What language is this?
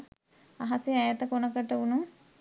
Sinhala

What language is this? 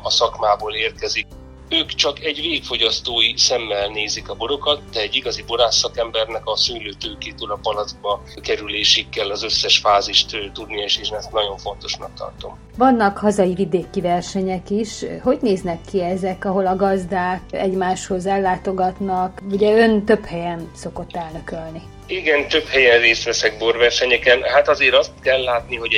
Hungarian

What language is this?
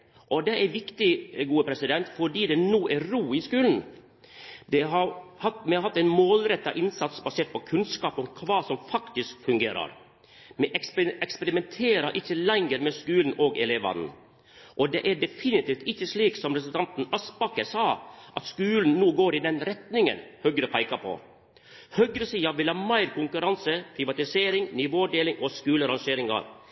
Norwegian Nynorsk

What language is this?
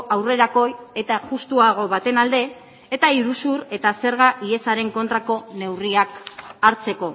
Basque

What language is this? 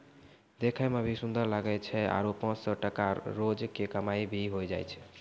Maithili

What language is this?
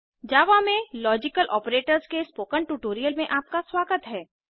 Hindi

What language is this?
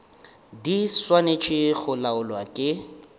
Northern Sotho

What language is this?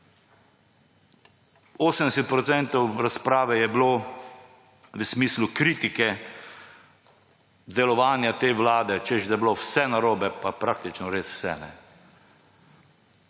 Slovenian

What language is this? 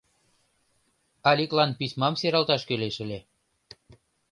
Mari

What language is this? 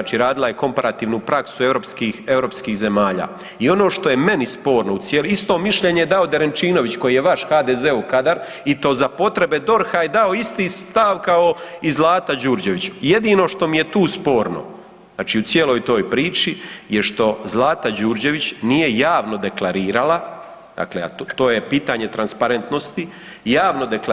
Croatian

